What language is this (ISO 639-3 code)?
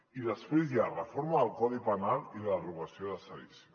cat